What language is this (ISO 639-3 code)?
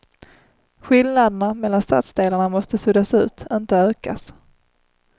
swe